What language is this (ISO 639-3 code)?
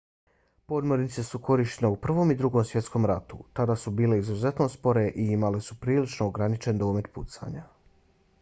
bos